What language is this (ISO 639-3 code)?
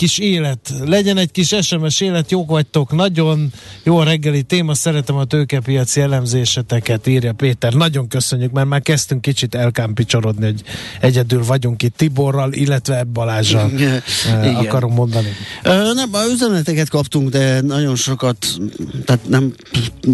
hun